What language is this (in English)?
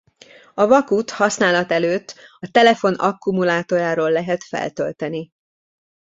Hungarian